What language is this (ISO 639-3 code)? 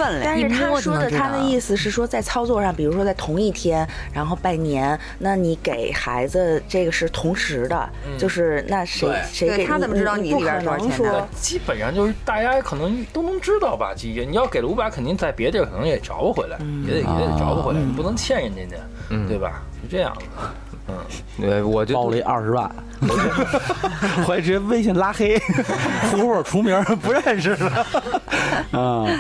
zho